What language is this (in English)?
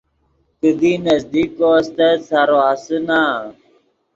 Yidgha